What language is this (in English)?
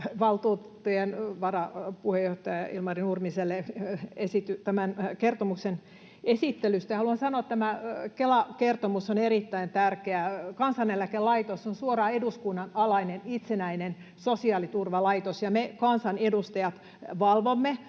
Finnish